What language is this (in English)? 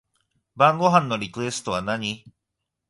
Japanese